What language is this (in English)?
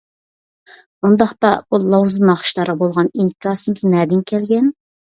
Uyghur